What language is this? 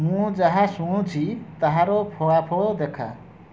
Odia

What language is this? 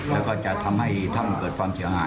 Thai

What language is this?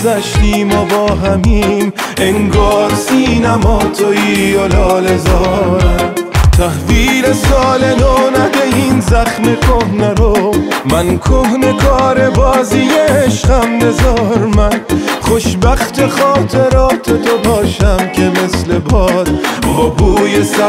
Persian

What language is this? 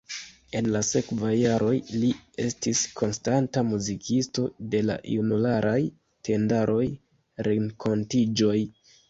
Esperanto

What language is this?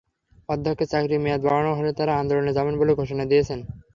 Bangla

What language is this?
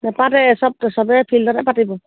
Assamese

